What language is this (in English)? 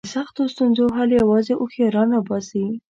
Pashto